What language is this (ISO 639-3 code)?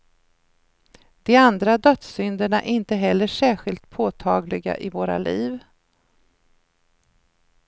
swe